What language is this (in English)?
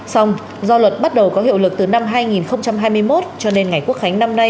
Vietnamese